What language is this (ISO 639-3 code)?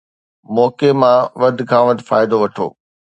snd